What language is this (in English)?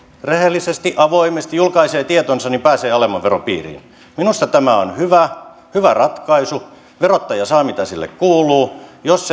Finnish